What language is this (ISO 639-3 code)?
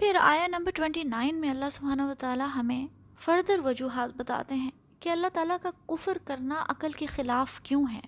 urd